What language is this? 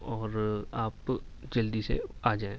Urdu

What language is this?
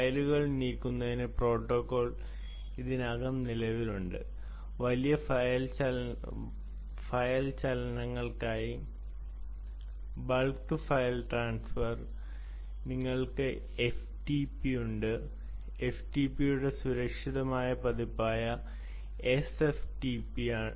Malayalam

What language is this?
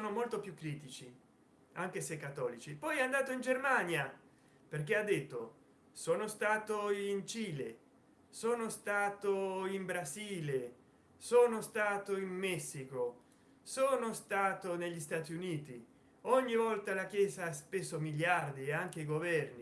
Italian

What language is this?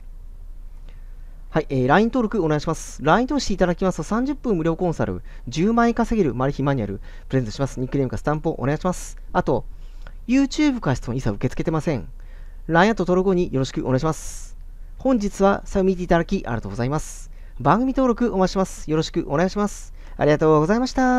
Japanese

